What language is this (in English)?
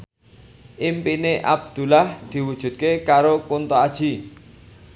Javanese